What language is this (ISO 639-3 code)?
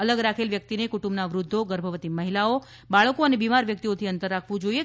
guj